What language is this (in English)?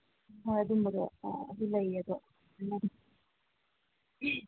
Manipuri